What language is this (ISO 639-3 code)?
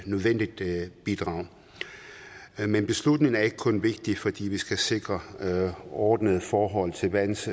dan